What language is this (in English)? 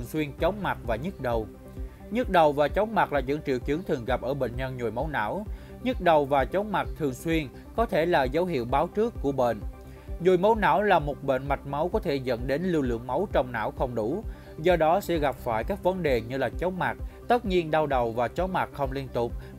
Vietnamese